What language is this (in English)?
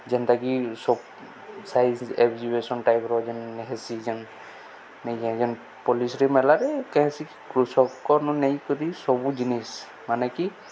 Odia